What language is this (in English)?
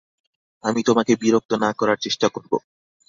Bangla